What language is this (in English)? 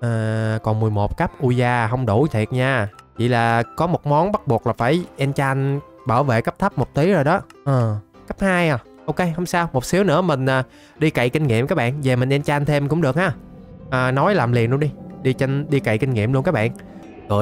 Vietnamese